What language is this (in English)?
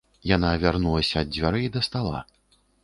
Belarusian